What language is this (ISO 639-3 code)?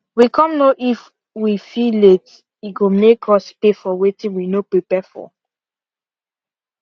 pcm